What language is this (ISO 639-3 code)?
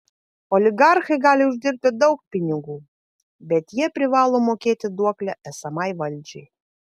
lit